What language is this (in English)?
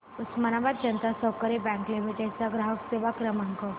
Marathi